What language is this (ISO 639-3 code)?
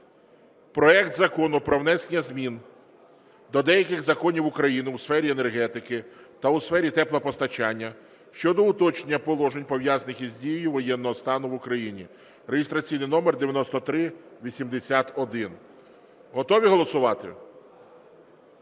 ukr